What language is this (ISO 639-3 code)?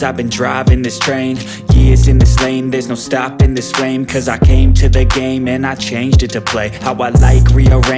ind